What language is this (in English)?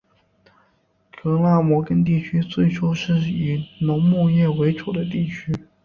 Chinese